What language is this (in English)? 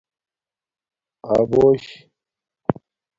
Domaaki